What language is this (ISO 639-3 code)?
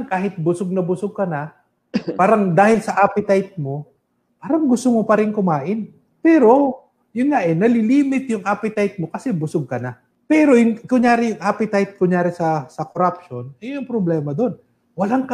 fil